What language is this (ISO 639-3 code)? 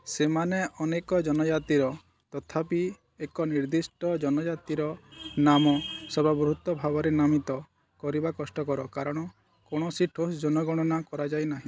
ori